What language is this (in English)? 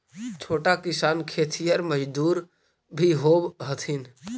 Magahi